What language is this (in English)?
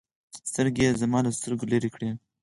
Pashto